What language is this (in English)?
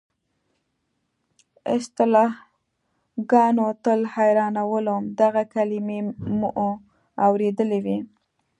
Pashto